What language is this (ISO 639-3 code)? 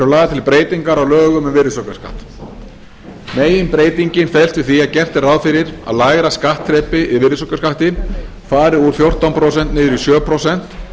isl